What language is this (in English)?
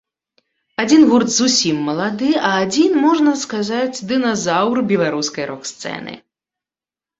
Belarusian